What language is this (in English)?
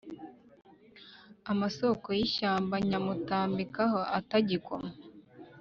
Kinyarwanda